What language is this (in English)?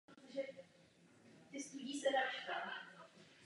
Czech